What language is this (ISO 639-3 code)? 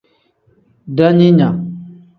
kdh